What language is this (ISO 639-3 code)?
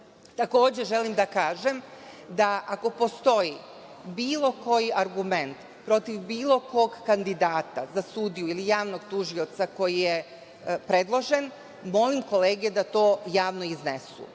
srp